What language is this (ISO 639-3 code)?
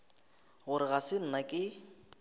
nso